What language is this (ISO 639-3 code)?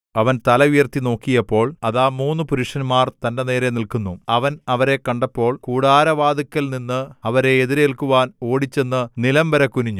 mal